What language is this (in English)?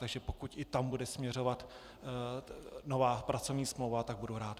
Czech